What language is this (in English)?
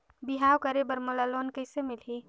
Chhattisgarhi